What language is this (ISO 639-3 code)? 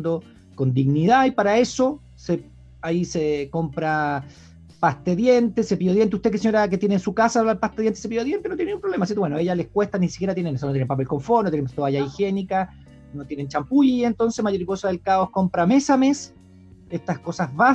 spa